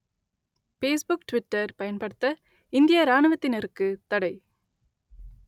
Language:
Tamil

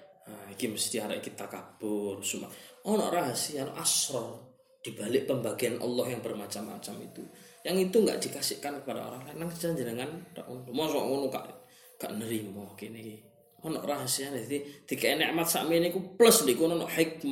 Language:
Malay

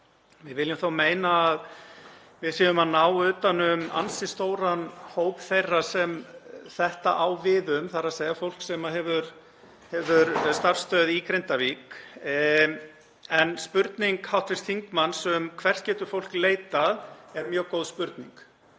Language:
Icelandic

